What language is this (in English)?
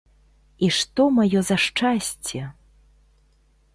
Belarusian